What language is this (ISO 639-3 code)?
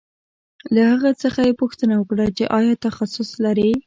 pus